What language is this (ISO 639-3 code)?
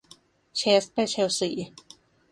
tha